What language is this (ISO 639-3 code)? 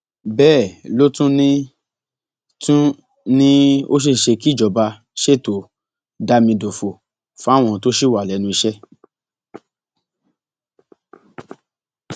yor